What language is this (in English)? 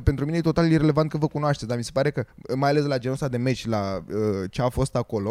Romanian